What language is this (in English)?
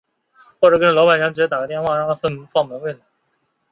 Chinese